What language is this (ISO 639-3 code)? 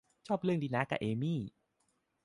tha